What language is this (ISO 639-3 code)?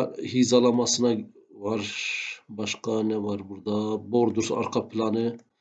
tur